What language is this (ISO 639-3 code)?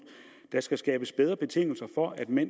dan